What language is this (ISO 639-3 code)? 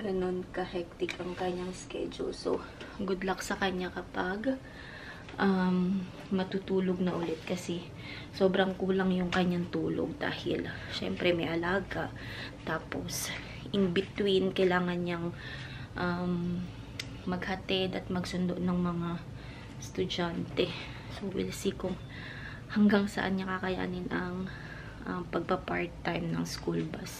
fil